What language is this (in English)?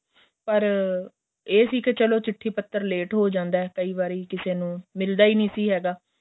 Punjabi